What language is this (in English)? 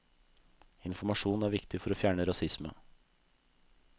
Norwegian